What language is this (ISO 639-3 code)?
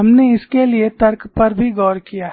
hin